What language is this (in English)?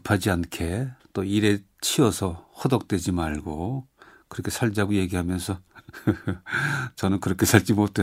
Korean